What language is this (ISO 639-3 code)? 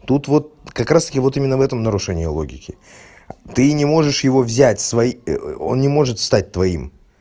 rus